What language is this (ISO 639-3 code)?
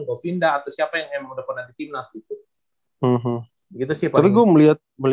ind